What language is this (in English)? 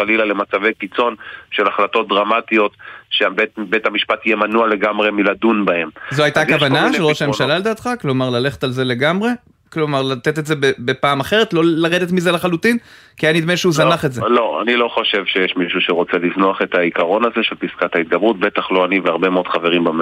Hebrew